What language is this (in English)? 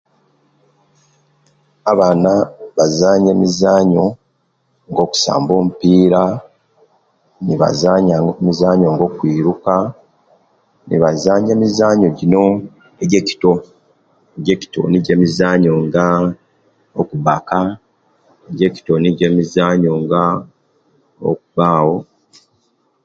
Kenyi